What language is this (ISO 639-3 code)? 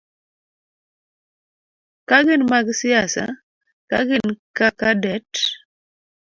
luo